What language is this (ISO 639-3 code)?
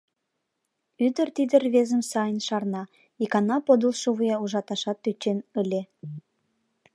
chm